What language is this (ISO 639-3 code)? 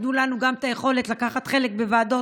heb